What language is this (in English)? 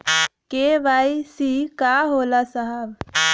Bhojpuri